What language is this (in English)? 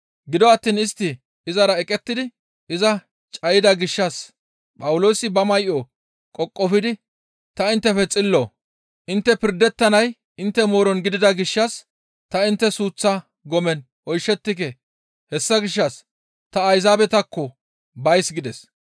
Gamo